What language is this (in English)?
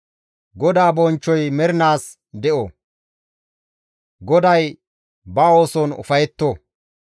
Gamo